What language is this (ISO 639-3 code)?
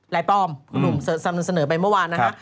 tha